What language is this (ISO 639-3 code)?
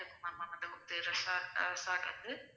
tam